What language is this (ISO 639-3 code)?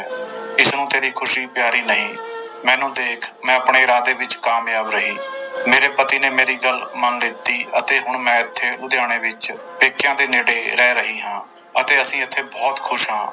pan